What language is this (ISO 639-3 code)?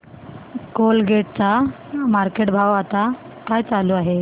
mar